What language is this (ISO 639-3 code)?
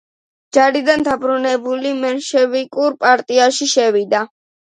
kat